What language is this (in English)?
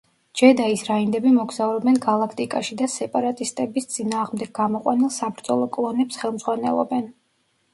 Georgian